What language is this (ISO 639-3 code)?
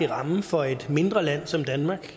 dan